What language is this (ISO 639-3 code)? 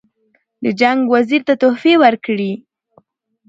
pus